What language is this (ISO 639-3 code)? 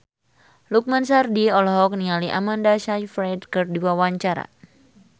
sun